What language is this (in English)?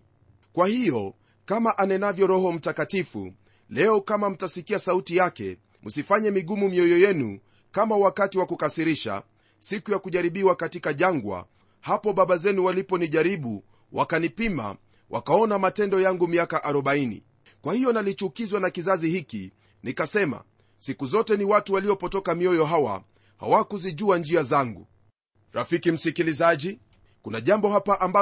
Swahili